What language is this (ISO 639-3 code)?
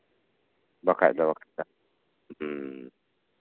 sat